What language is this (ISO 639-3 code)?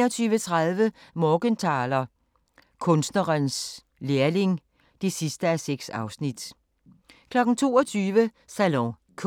dan